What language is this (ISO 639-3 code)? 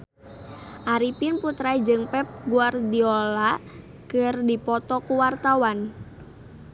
sun